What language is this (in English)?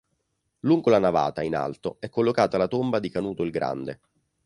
Italian